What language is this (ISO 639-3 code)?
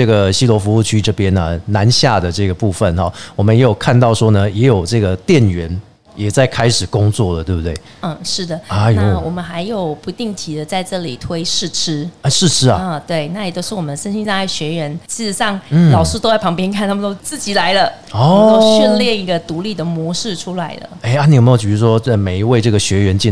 zho